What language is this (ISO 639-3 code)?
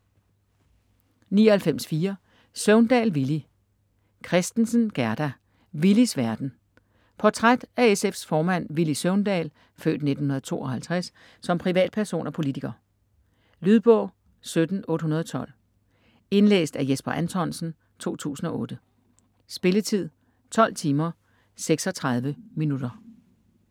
dan